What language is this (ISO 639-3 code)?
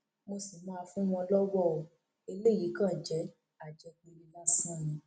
yor